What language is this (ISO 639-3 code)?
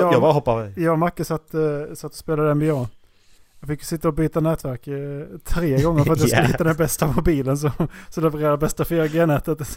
swe